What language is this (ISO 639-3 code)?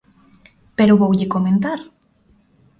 glg